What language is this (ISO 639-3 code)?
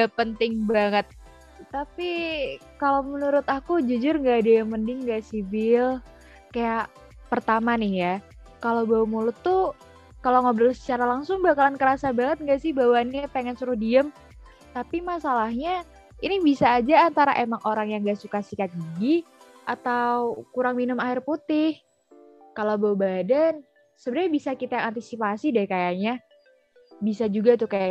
ind